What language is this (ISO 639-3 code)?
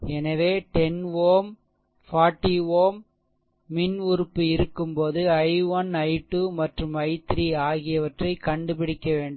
tam